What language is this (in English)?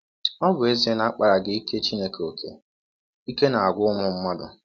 Igbo